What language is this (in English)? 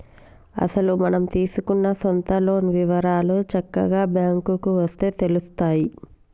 Telugu